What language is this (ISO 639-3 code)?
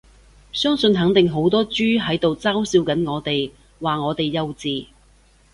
yue